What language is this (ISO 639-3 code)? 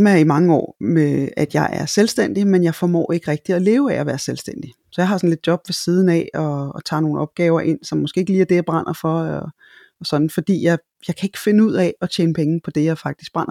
dan